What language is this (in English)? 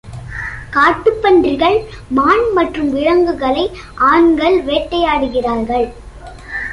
Tamil